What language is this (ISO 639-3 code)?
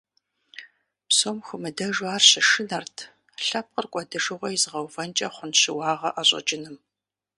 kbd